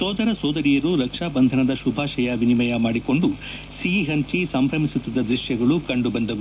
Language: Kannada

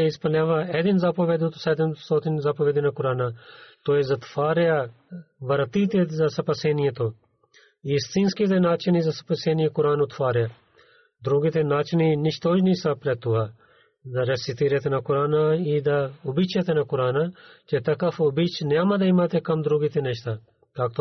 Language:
Bulgarian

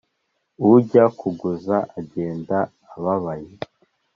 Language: Kinyarwanda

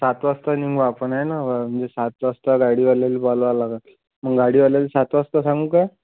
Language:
Marathi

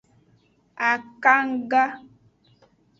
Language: Aja (Benin)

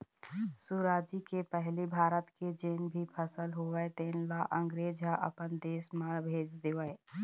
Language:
Chhattisgarhi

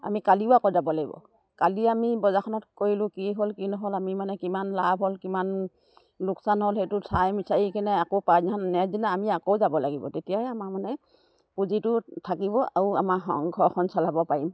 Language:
Assamese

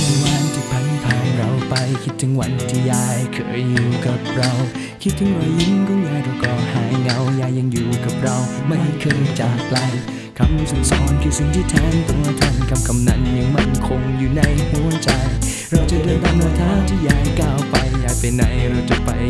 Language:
Vietnamese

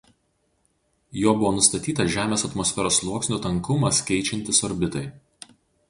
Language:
Lithuanian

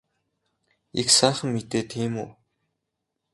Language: Mongolian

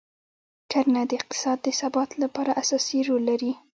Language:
Pashto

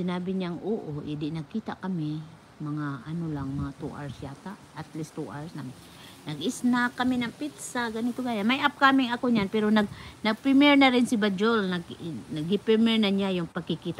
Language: Filipino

